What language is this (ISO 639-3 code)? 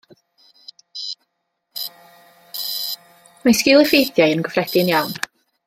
cym